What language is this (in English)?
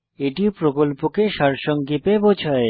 Bangla